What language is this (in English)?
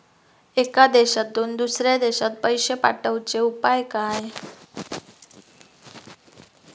Marathi